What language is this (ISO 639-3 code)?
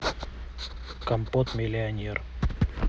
rus